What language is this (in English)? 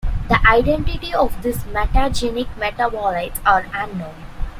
English